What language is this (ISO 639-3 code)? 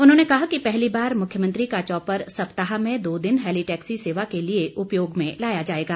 hin